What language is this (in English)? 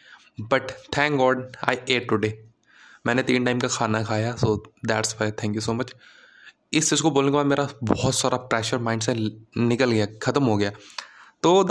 Hindi